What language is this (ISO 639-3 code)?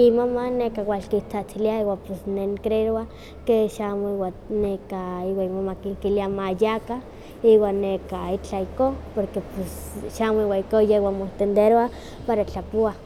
nhq